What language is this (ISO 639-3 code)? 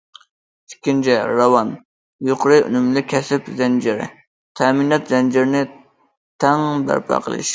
uig